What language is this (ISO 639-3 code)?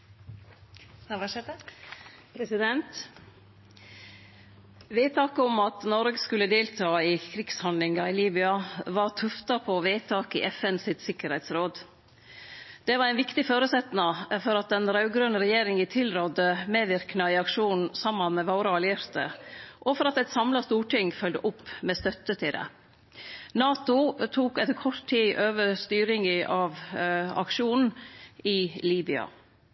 nor